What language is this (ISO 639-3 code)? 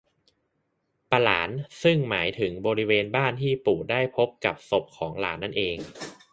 tha